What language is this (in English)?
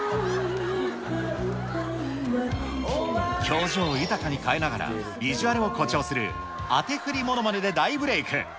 Japanese